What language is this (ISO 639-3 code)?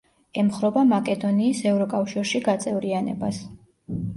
kat